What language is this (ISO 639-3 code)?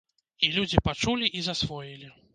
bel